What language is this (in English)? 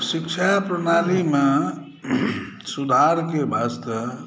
Maithili